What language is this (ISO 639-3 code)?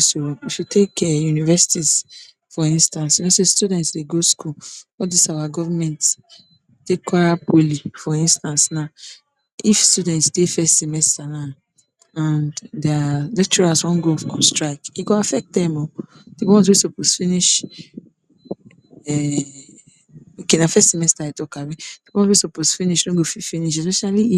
pcm